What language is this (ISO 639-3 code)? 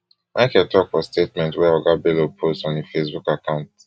pcm